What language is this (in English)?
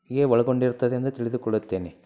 Kannada